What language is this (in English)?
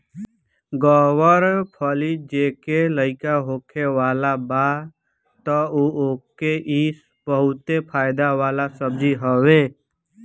Bhojpuri